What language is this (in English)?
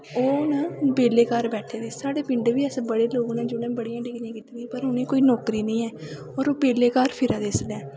Dogri